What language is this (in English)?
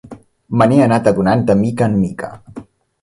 Catalan